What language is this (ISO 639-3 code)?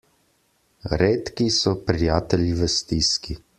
slv